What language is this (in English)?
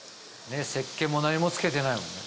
Japanese